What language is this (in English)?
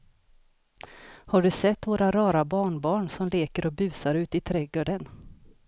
Swedish